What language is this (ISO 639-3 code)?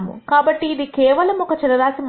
tel